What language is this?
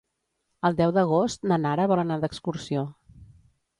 Catalan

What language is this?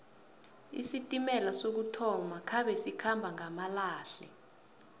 South Ndebele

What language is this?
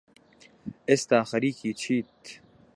Central Kurdish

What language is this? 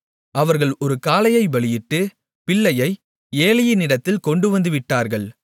Tamil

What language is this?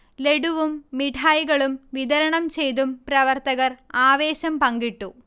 Malayalam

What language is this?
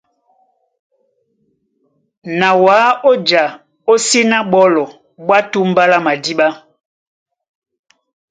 Duala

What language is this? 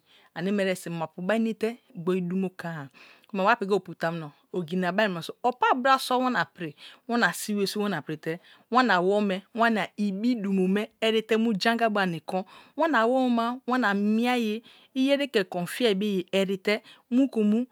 Kalabari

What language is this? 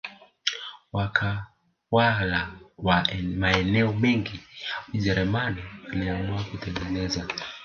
Swahili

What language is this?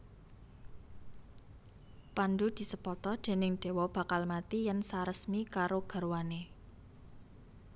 Javanese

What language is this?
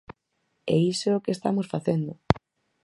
Galician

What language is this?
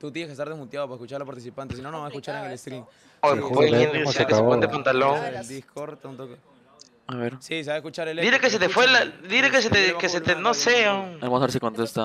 Spanish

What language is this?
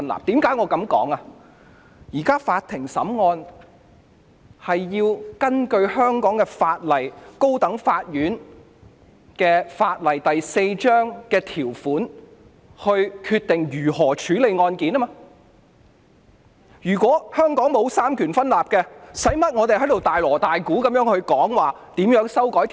Cantonese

